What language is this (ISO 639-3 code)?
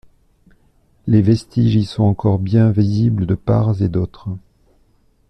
fra